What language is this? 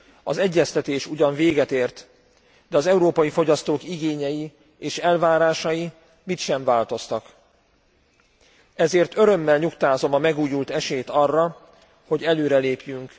Hungarian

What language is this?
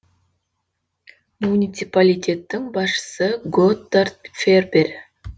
Kazakh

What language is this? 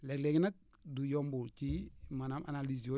Wolof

